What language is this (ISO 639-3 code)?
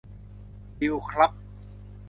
tha